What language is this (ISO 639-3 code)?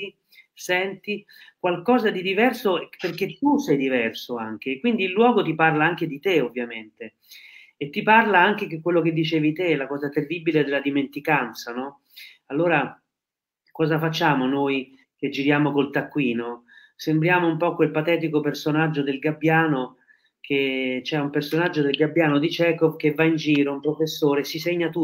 ita